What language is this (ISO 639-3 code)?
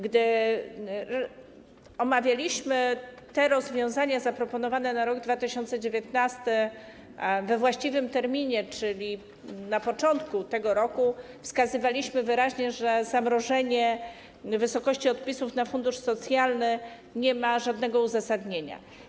pol